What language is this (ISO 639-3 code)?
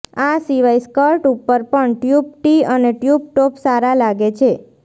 guj